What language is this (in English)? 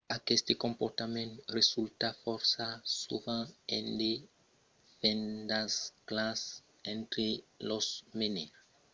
Occitan